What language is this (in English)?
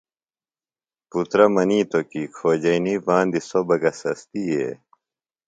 Phalura